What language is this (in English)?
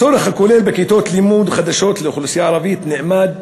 Hebrew